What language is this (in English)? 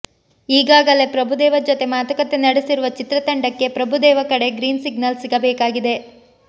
Kannada